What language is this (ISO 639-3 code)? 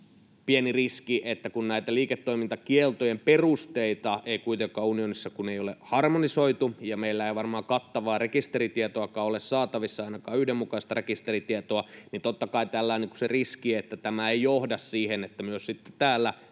fin